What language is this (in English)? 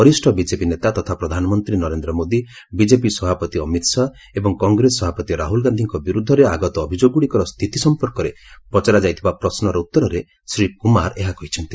Odia